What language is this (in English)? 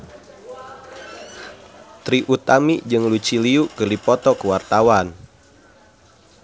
Sundanese